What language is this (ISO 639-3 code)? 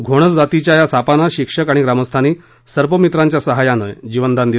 mar